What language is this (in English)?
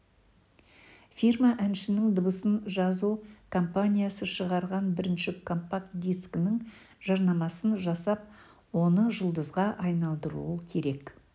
Kazakh